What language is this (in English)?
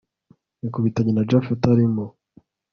Kinyarwanda